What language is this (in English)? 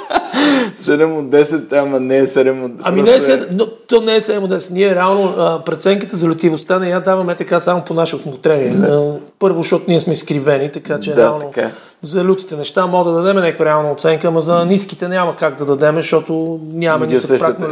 Bulgarian